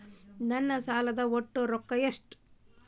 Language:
Kannada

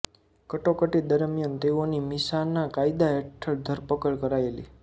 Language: Gujarati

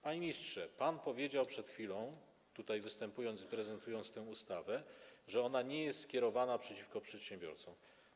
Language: Polish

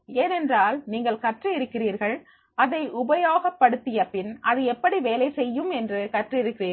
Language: Tamil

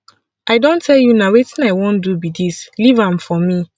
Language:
Nigerian Pidgin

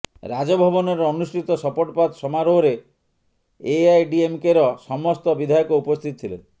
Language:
Odia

